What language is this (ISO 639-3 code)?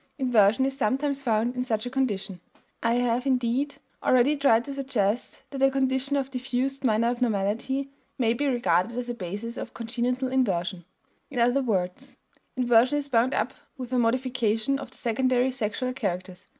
eng